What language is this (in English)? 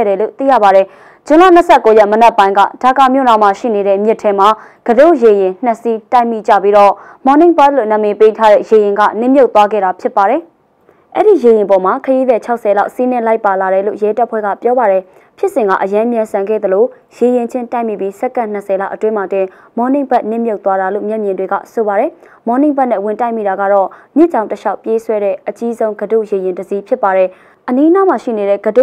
Korean